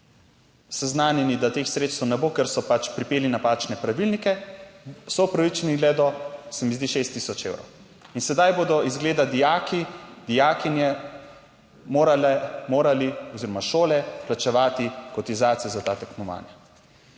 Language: Slovenian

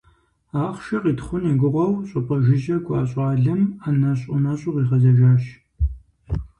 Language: Kabardian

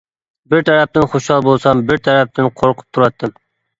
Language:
Uyghur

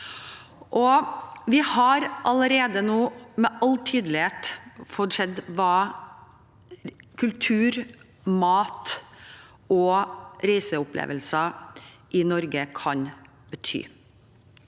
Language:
Norwegian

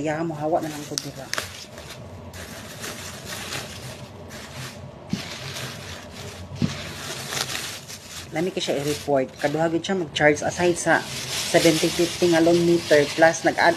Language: Filipino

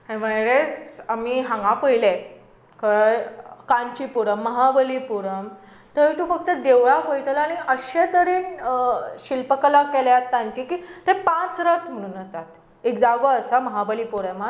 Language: Konkani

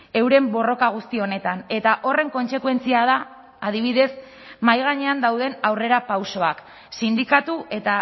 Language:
Basque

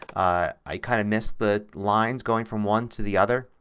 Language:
English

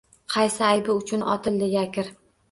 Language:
Uzbek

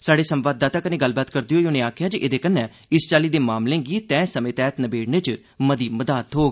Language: Dogri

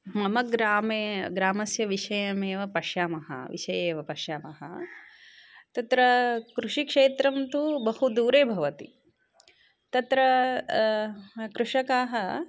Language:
Sanskrit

